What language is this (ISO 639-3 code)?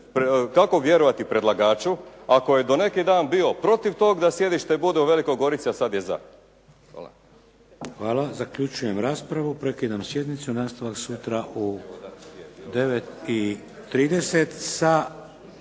hrv